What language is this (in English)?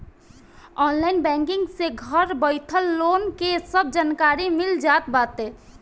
Bhojpuri